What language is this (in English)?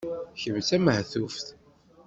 Kabyle